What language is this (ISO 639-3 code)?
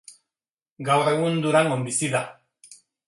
eus